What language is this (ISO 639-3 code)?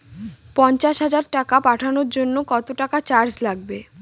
ben